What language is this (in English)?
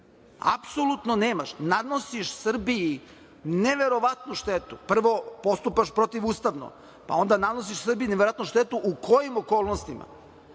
Serbian